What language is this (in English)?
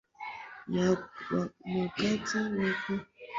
Swahili